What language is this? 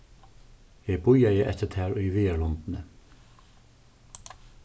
Faroese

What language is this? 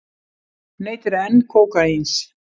Icelandic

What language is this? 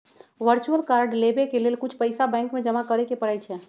Magahi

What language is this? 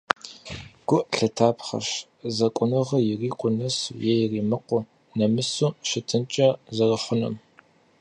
Kabardian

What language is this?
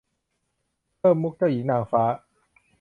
Thai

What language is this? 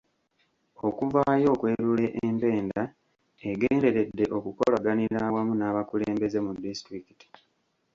Ganda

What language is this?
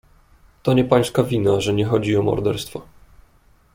Polish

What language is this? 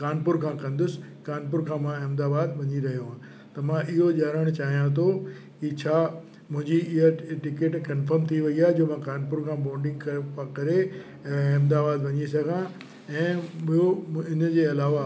Sindhi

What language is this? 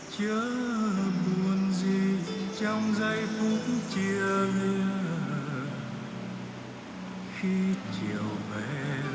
Vietnamese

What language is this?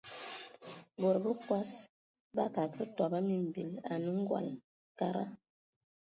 Ewondo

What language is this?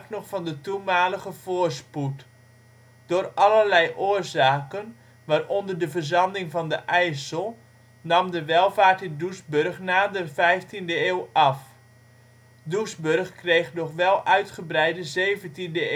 Dutch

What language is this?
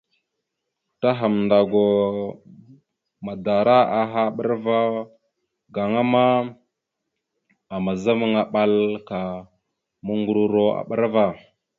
Mada (Cameroon)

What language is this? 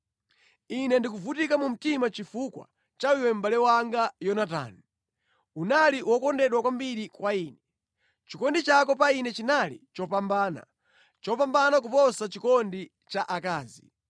Nyanja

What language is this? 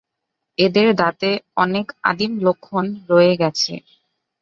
Bangla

